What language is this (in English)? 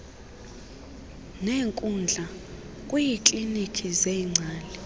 Xhosa